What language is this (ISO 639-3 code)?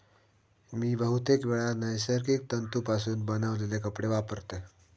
mar